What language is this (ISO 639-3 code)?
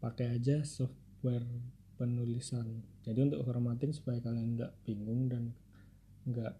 ind